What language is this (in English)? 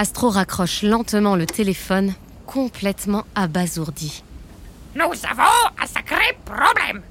French